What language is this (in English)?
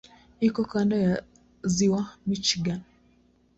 Swahili